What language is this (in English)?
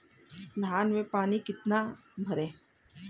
Hindi